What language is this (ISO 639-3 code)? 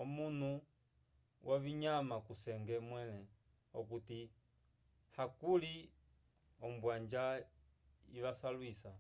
umb